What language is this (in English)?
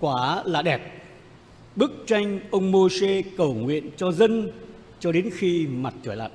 Vietnamese